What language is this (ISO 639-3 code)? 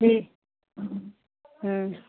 hin